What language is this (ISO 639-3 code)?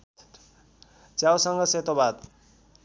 nep